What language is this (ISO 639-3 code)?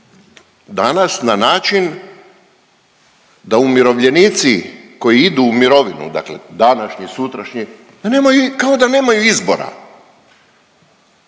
hrv